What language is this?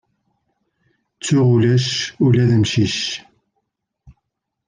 Kabyle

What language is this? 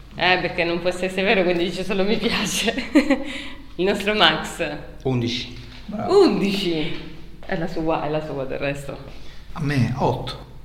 Italian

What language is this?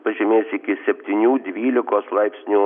Lithuanian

